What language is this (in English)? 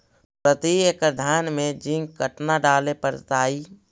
Magahi